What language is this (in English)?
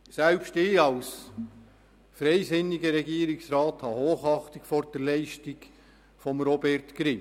Swiss German